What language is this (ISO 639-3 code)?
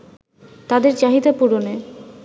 ben